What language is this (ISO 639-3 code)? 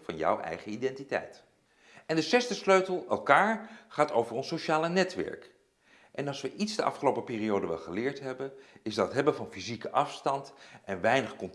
nld